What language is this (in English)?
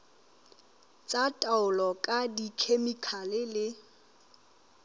Southern Sotho